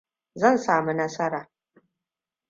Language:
Hausa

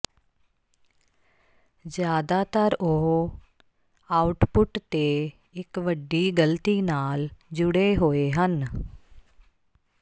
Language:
Punjabi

